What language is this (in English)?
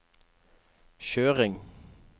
Norwegian